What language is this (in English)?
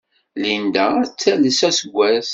Kabyle